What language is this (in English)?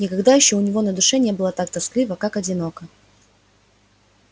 Russian